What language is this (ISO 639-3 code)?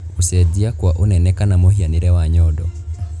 kik